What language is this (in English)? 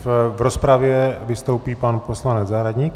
Czech